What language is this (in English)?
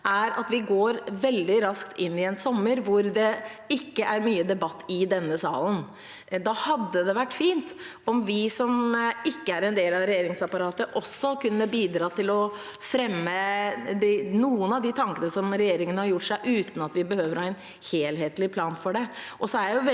Norwegian